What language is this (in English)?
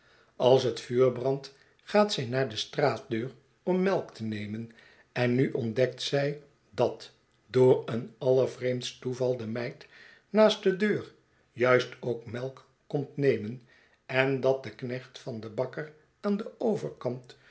Dutch